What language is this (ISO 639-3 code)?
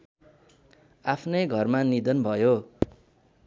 nep